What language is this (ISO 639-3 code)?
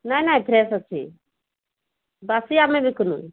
ori